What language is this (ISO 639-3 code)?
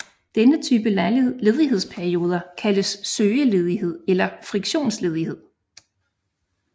dan